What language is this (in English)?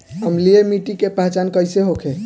Bhojpuri